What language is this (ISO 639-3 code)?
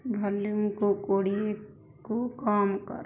ori